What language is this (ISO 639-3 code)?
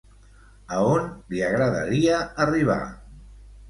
cat